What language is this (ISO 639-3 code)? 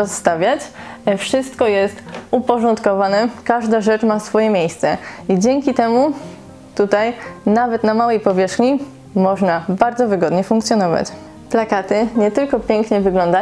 pol